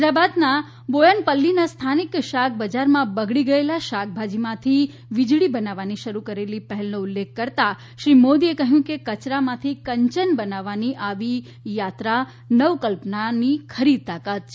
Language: Gujarati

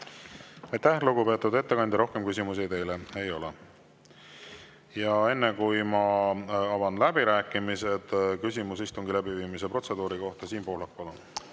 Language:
Estonian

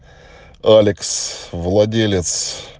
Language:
Russian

